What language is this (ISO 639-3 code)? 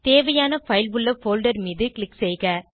tam